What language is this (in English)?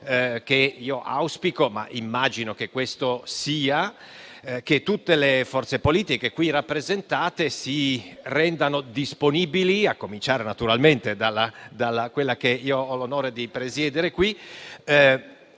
Italian